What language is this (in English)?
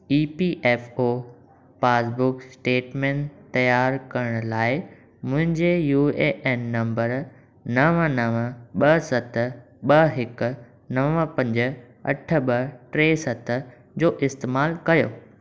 Sindhi